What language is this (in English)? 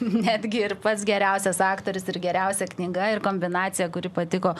Lithuanian